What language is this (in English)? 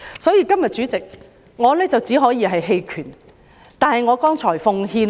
Cantonese